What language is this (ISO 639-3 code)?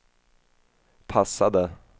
swe